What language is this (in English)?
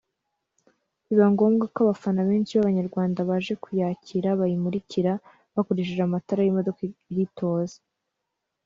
Kinyarwanda